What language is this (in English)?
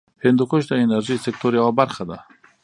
Pashto